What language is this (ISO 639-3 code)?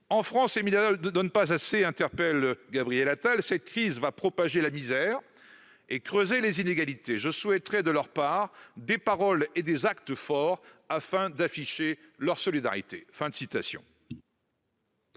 fra